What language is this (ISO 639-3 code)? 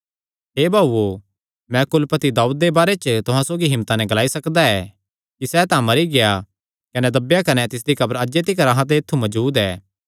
xnr